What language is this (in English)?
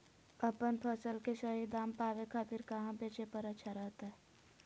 Magahi